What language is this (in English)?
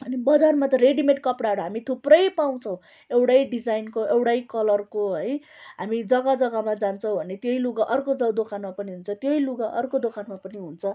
Nepali